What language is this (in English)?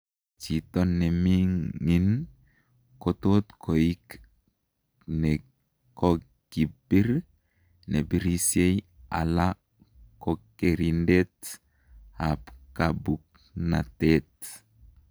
Kalenjin